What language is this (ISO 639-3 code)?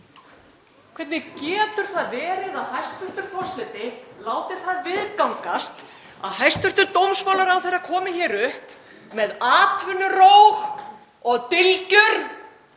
isl